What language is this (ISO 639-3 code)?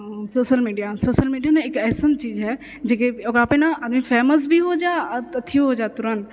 mai